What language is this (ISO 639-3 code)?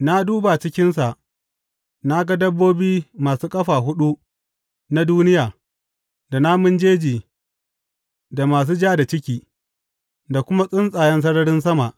hau